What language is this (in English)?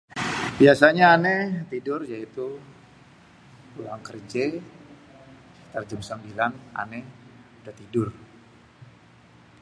Betawi